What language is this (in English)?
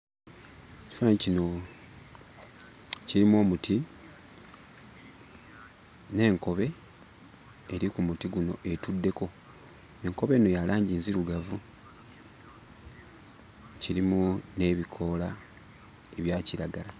Ganda